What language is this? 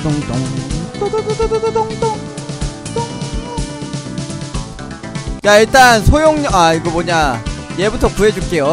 Korean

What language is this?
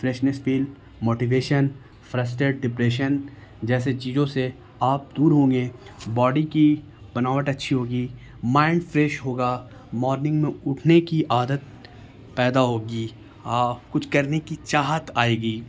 Urdu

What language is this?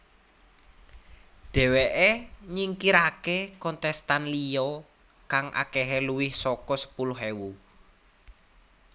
Javanese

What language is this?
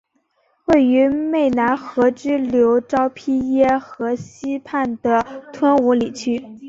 Chinese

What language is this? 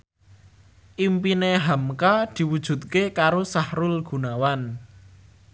Javanese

